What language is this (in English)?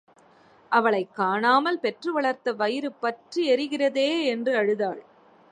Tamil